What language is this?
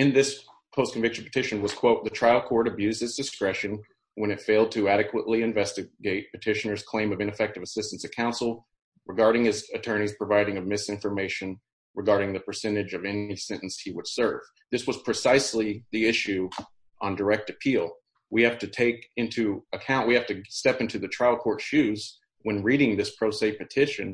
English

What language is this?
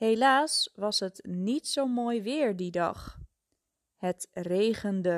Dutch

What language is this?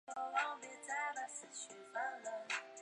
Chinese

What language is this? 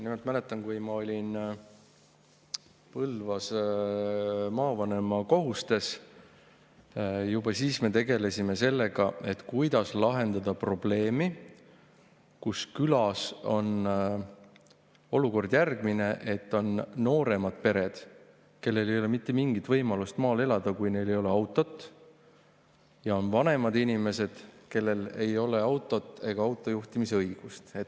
Estonian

